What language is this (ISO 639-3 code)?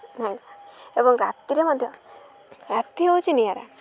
ori